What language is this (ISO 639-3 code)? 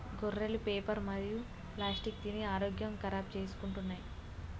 tel